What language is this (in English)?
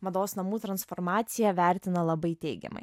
Lithuanian